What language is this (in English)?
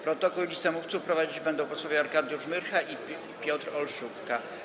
Polish